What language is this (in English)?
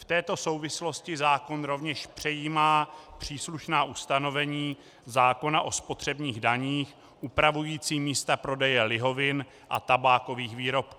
Czech